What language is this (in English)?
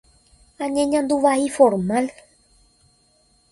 Guarani